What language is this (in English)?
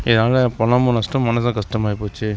Tamil